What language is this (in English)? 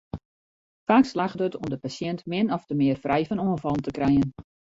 Western Frisian